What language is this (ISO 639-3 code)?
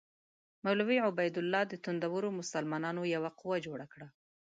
pus